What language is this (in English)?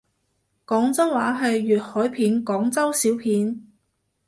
Cantonese